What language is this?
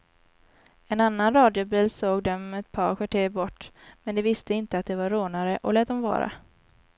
Swedish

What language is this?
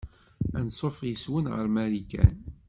Kabyle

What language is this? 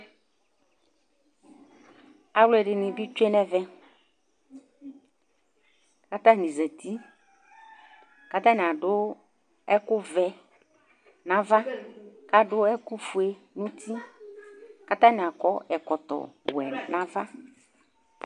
Ikposo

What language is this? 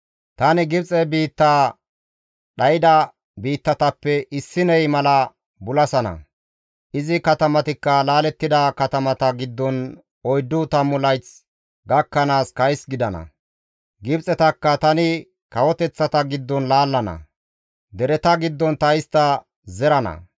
Gamo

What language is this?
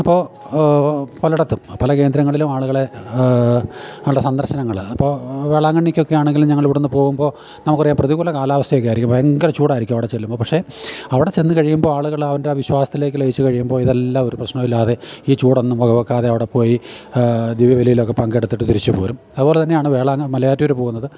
Malayalam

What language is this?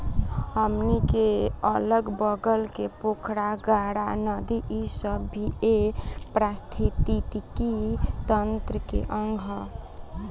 Bhojpuri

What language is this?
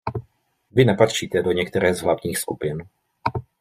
Czech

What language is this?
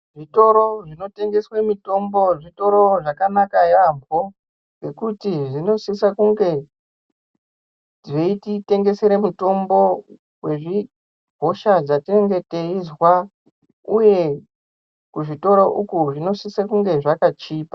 Ndau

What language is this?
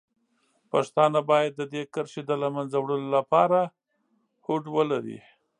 Pashto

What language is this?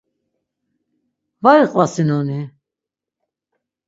Laz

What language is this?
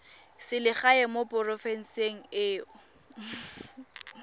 Tswana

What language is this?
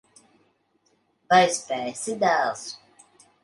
Latvian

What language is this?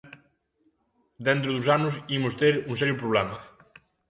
Galician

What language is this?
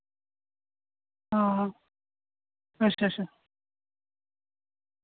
Dogri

